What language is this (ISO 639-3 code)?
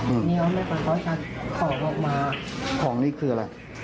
tha